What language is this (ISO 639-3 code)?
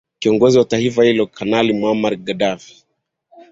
swa